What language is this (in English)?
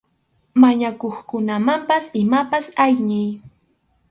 Arequipa-La Unión Quechua